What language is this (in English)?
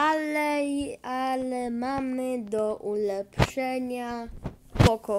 Polish